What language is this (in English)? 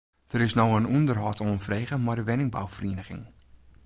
Western Frisian